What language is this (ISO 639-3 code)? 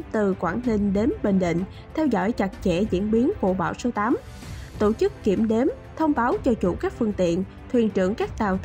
vie